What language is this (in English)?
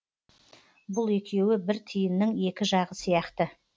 Kazakh